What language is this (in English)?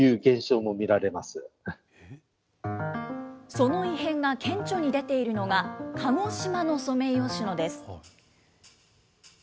Japanese